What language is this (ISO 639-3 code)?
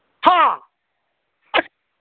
mni